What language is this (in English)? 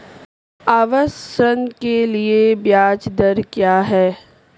Hindi